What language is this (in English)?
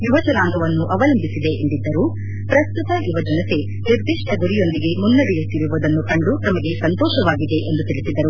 Kannada